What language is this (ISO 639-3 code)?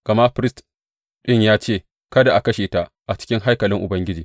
hau